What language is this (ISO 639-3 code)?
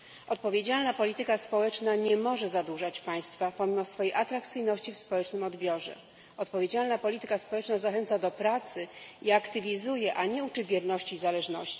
pol